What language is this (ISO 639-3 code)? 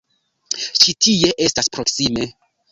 epo